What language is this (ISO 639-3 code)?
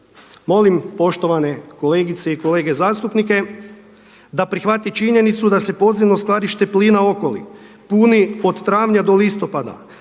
hrv